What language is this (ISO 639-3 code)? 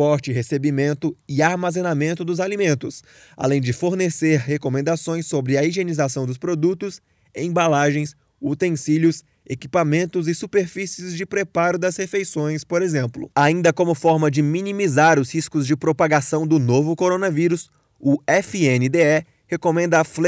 por